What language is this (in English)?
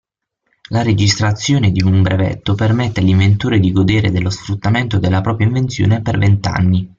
Italian